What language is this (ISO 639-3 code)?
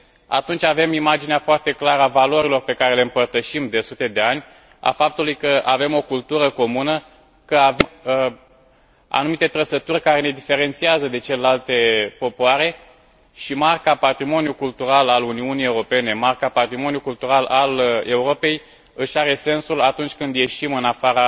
ron